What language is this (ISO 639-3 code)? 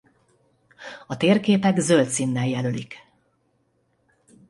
hun